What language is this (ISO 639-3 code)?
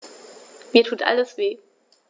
deu